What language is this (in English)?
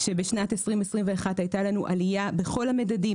Hebrew